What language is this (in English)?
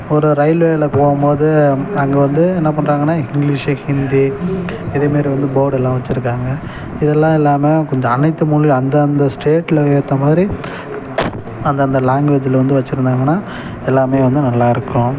Tamil